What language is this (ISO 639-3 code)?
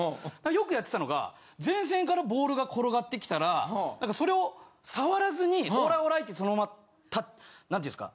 jpn